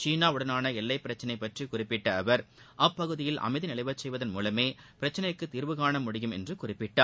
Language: Tamil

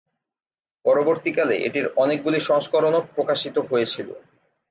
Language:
Bangla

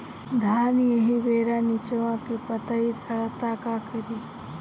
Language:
Bhojpuri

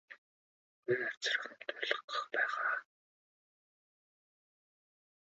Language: Mongolian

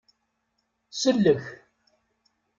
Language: Kabyle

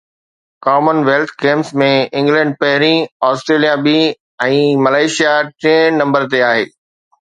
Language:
Sindhi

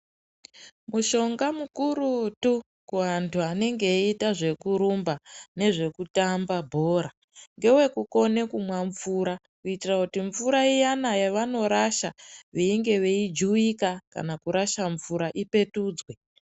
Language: Ndau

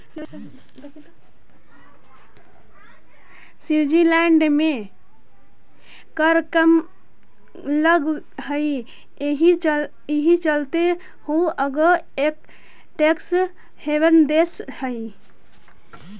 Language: Magahi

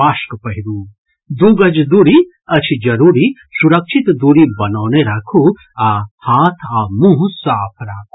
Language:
Maithili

